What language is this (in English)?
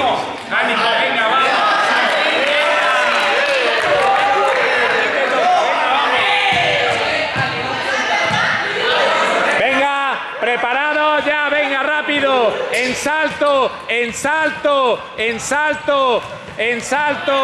Spanish